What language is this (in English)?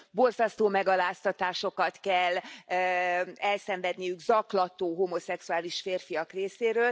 Hungarian